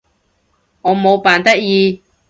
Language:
Cantonese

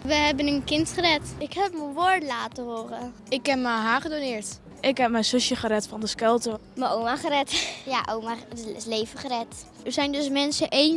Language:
Dutch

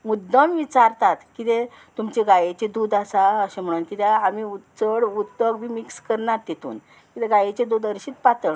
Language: Konkani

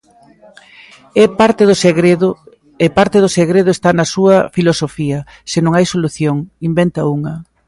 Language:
Galician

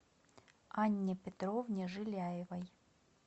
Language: Russian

